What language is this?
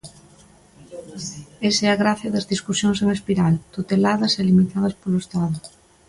Galician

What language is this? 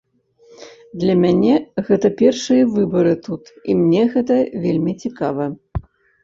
Belarusian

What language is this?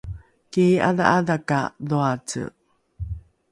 Rukai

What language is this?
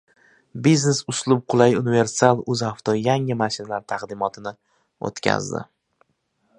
Uzbek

